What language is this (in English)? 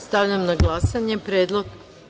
Serbian